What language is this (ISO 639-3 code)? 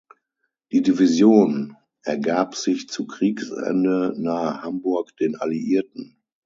deu